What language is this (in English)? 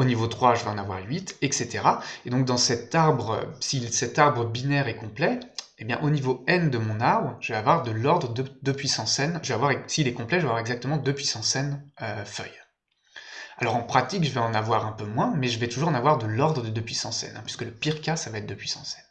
French